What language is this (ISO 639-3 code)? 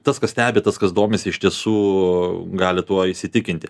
lit